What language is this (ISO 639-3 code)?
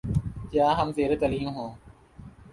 urd